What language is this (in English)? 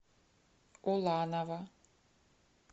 Russian